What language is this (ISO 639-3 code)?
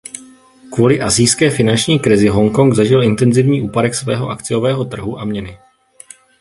ces